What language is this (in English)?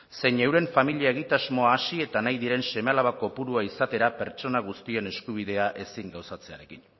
Basque